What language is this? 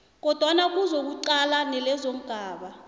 South Ndebele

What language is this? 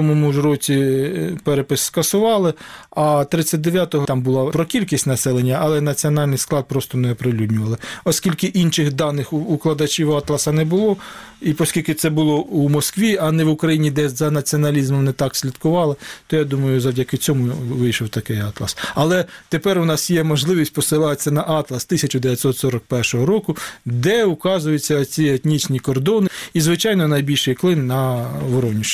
Ukrainian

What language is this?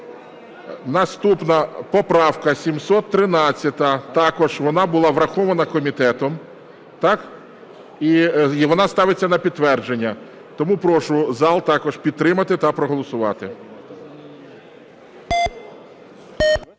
Ukrainian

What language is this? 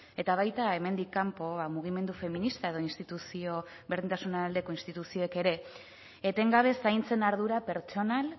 Basque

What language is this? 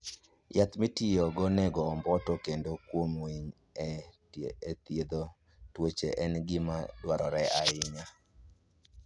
Luo (Kenya and Tanzania)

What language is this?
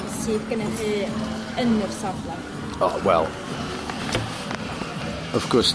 Welsh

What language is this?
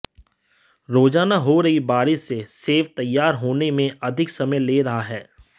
Hindi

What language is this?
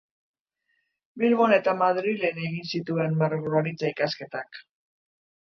Basque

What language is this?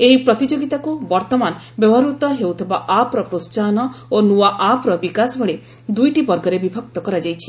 Odia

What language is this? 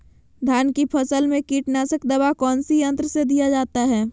Magahi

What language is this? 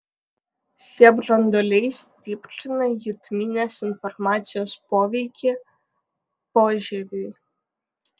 Lithuanian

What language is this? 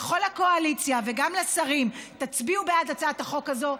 Hebrew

